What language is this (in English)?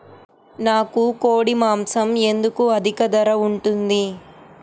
Telugu